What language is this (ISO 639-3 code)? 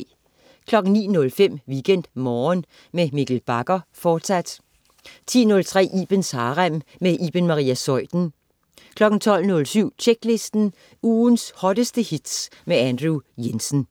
dan